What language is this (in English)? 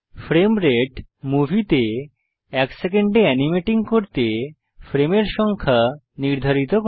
Bangla